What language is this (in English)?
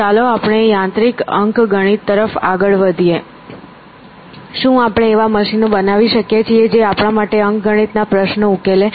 Gujarati